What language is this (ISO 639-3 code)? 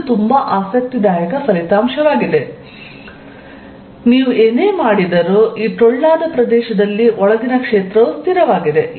kan